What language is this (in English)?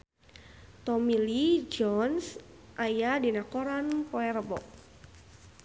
Sundanese